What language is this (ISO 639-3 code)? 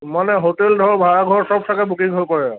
asm